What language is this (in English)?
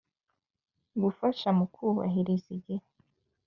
Kinyarwanda